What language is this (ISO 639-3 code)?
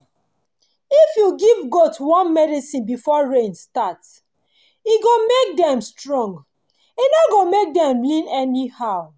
pcm